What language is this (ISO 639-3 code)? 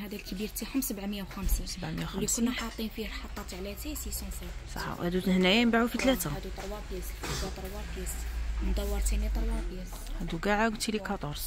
ara